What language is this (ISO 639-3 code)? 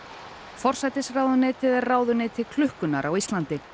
isl